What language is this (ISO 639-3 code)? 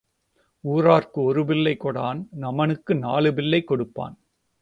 tam